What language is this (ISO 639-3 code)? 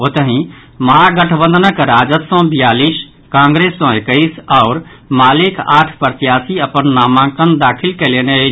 mai